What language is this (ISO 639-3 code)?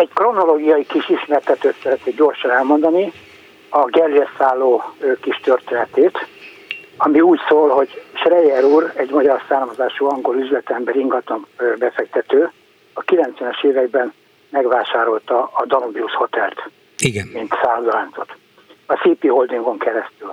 hun